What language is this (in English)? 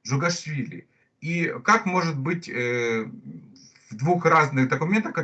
Russian